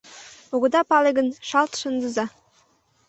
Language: Mari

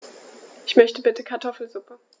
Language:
German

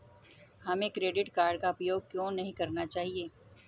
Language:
Hindi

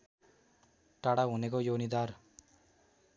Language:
Nepali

